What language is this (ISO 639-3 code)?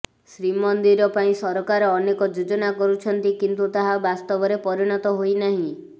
ori